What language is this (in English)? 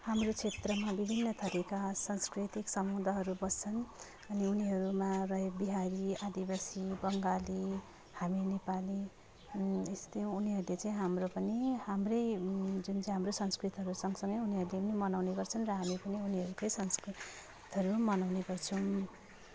Nepali